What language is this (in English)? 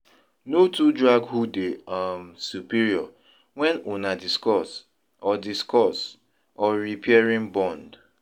Nigerian Pidgin